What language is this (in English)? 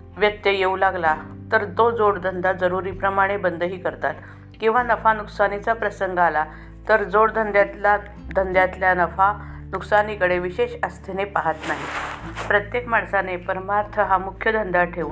Marathi